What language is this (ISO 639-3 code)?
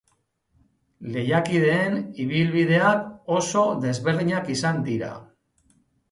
eus